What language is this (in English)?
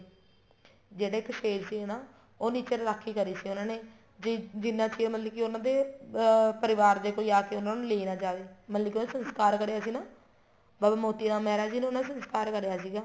Punjabi